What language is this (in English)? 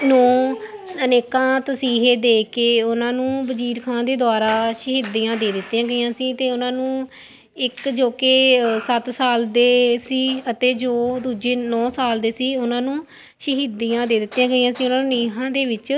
Punjabi